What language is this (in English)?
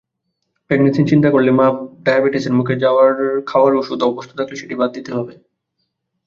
Bangla